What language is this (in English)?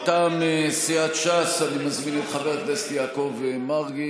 Hebrew